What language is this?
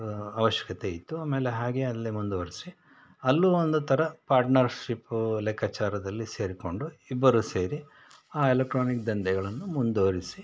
Kannada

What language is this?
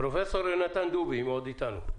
Hebrew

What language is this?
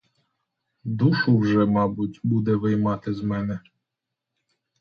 Ukrainian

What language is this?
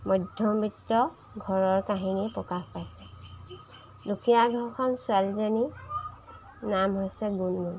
Assamese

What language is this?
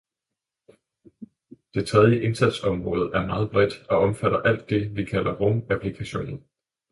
Danish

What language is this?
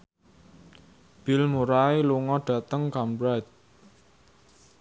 Javanese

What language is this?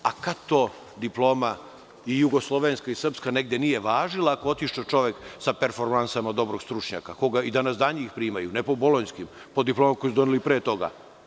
Serbian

